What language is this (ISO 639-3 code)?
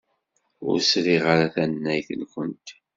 kab